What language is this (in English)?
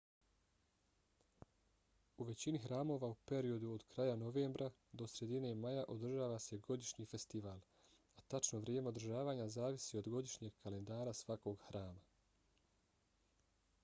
Bosnian